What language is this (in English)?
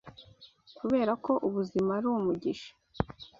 Kinyarwanda